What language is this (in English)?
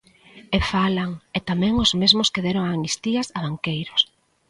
Galician